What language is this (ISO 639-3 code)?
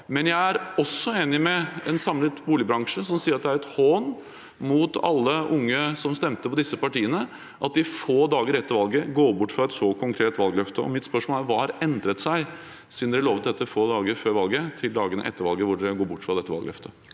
nor